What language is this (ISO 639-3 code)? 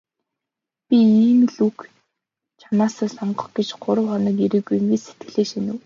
mon